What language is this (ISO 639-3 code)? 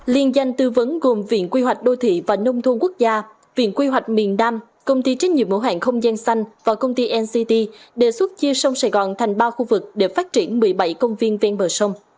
vie